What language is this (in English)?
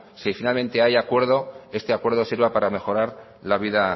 Spanish